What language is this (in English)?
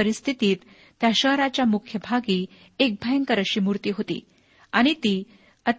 Marathi